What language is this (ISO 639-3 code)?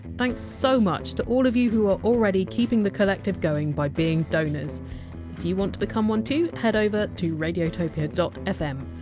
eng